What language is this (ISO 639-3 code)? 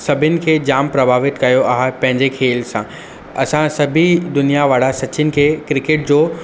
snd